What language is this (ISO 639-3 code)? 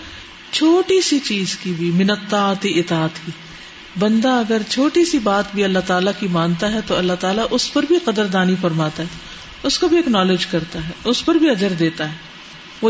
urd